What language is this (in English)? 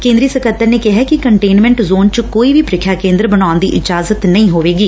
Punjabi